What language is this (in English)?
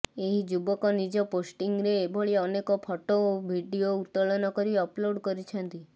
Odia